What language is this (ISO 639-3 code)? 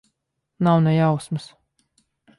lav